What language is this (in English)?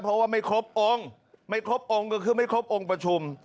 Thai